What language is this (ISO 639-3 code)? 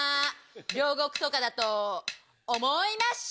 jpn